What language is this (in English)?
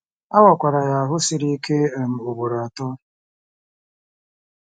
Igbo